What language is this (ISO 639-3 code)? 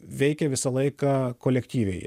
lit